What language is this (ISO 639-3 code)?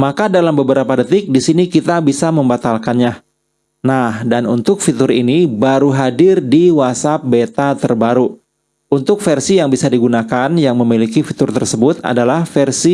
ind